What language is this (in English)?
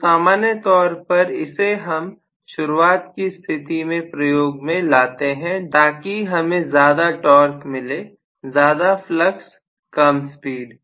Hindi